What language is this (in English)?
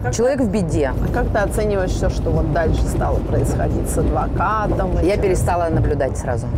Russian